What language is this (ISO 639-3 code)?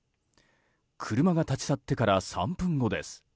jpn